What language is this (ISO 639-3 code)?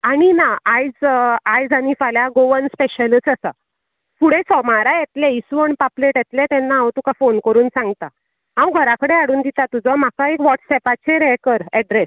kok